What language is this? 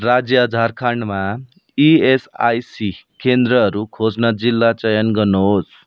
Nepali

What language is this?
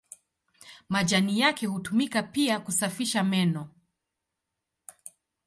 Swahili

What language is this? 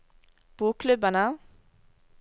Norwegian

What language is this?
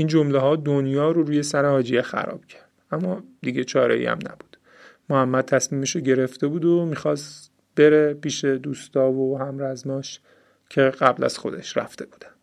Persian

